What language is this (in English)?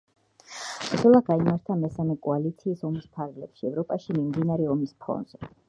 Georgian